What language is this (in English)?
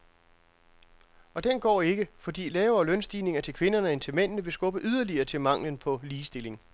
Danish